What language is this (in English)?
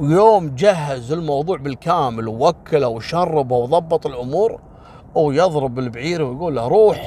Arabic